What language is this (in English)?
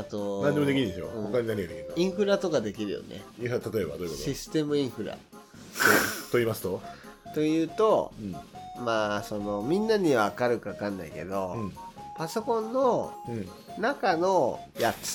Japanese